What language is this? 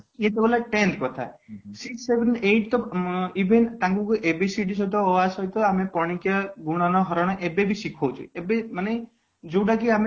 Odia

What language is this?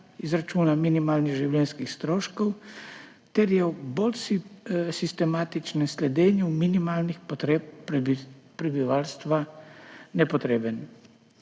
Slovenian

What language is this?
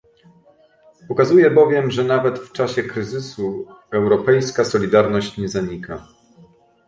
Polish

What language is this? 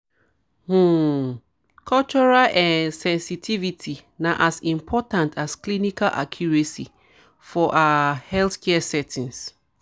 Nigerian Pidgin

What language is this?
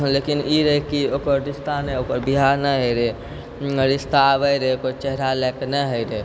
Maithili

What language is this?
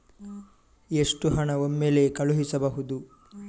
Kannada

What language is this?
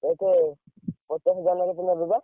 Odia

